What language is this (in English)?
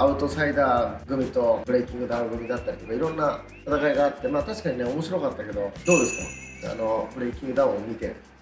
Japanese